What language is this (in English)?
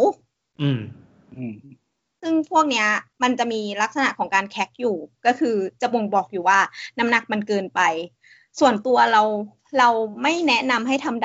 Thai